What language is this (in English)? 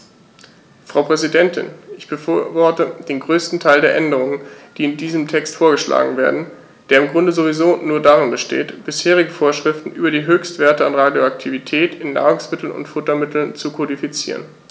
German